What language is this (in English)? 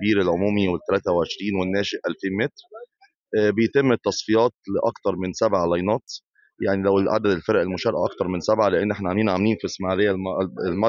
Arabic